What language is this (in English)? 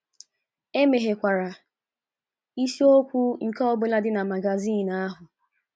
Igbo